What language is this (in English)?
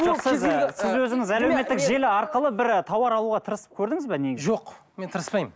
Kazakh